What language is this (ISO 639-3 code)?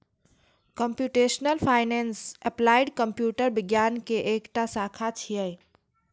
mai